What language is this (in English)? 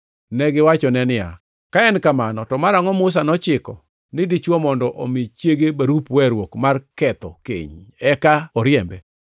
Luo (Kenya and Tanzania)